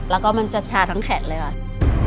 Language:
Thai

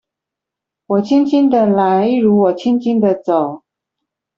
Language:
Chinese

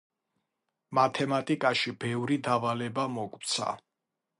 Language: Georgian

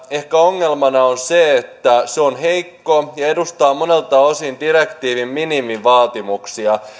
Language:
Finnish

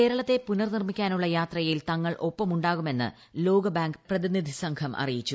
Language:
Malayalam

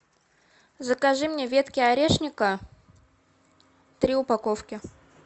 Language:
Russian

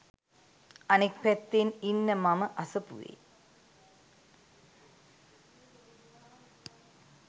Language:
Sinhala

